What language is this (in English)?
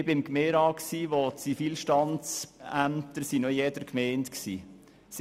Swiss German